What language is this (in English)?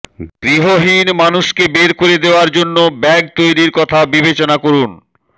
Bangla